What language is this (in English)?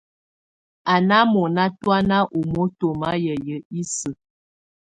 Tunen